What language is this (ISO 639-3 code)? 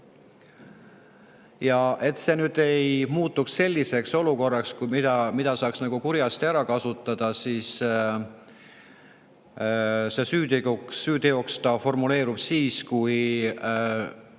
est